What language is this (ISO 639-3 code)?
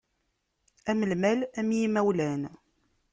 kab